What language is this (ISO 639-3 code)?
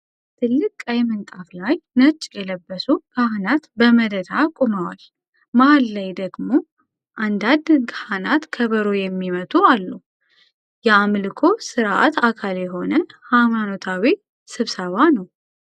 amh